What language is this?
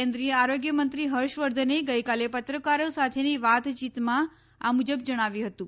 Gujarati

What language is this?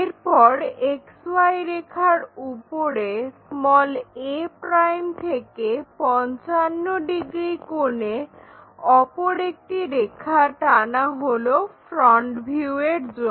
Bangla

